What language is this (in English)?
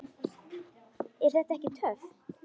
Icelandic